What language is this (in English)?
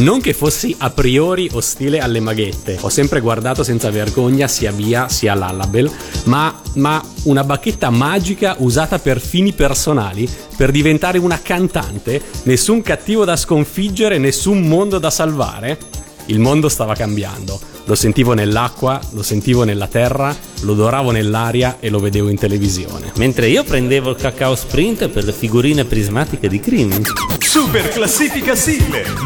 Italian